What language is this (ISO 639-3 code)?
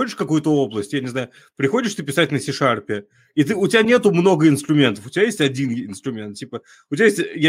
rus